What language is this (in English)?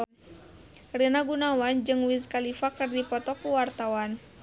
Sundanese